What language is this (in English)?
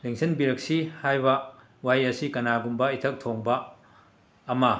Manipuri